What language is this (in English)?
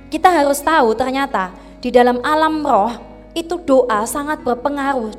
Indonesian